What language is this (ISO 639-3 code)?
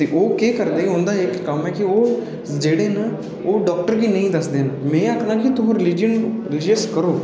doi